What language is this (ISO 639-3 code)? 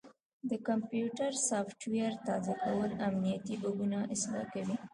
pus